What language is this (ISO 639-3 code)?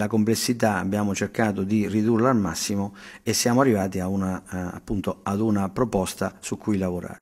ita